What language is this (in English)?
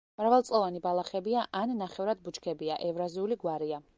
Georgian